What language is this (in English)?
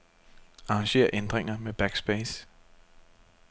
Danish